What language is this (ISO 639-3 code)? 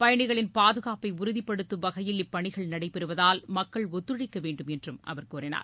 tam